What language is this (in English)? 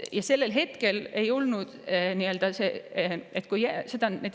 Estonian